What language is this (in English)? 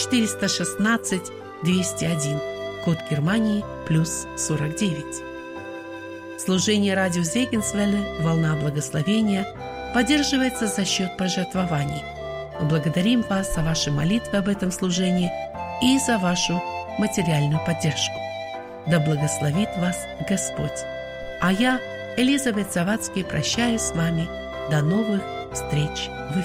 Russian